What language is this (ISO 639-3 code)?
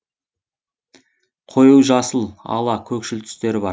kaz